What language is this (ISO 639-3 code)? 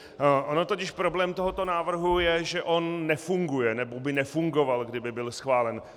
ces